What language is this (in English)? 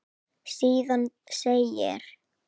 Icelandic